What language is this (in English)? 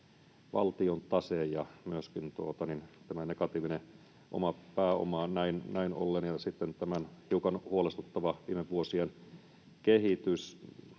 Finnish